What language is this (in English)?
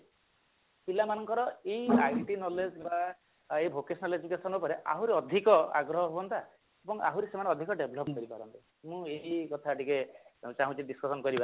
Odia